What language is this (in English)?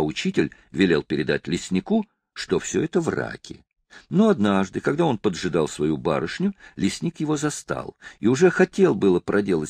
Russian